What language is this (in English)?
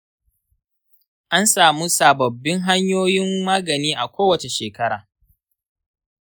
Hausa